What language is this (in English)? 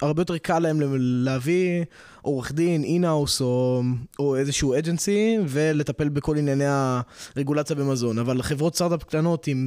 Hebrew